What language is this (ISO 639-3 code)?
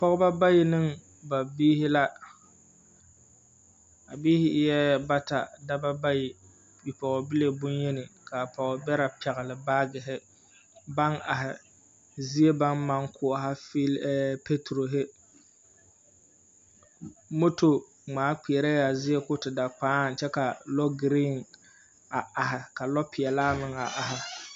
dga